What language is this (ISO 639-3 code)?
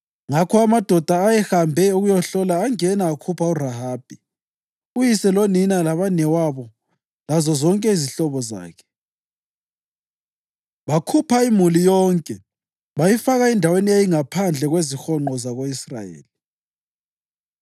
nde